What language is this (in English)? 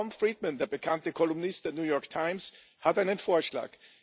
German